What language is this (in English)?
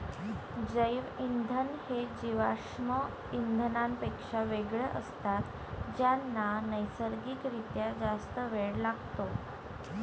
Marathi